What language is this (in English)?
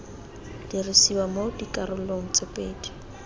Tswana